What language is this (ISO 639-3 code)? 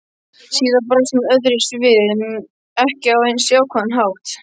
isl